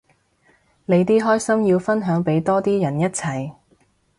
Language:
Cantonese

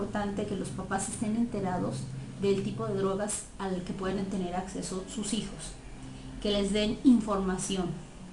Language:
Spanish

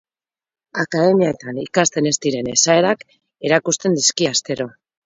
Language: Basque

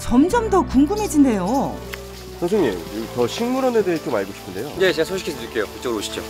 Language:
Korean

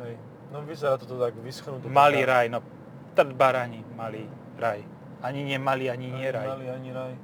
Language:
Slovak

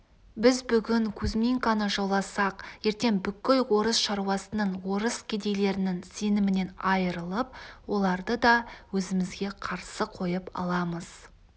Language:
Kazakh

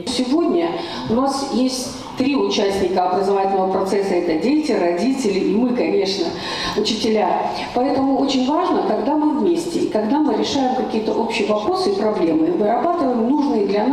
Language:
Russian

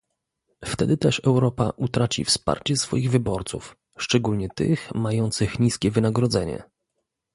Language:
Polish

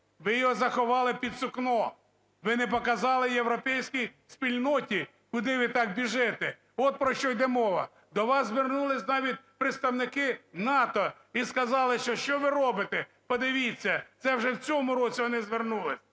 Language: Ukrainian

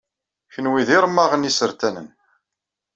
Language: Kabyle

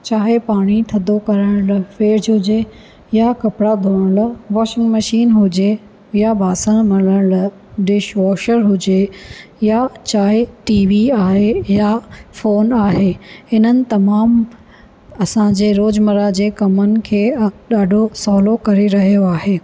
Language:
Sindhi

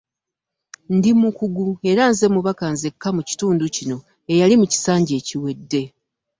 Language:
Ganda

